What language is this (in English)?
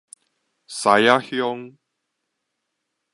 Min Nan Chinese